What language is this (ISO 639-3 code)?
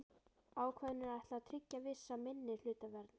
isl